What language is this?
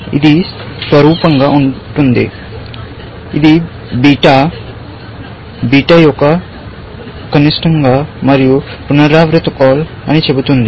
Telugu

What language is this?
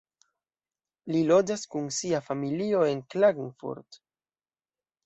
Esperanto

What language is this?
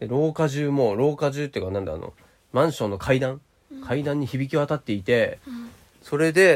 Japanese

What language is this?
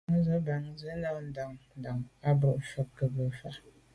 Medumba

